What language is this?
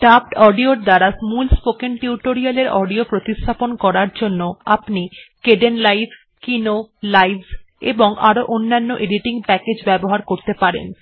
Bangla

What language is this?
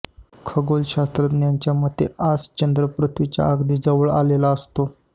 Marathi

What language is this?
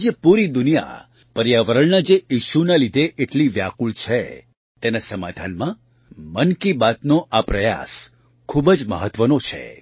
Gujarati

